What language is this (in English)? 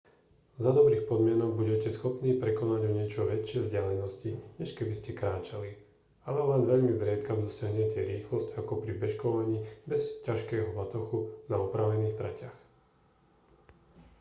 Slovak